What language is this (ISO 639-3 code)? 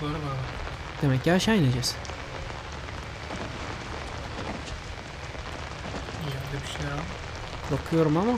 tur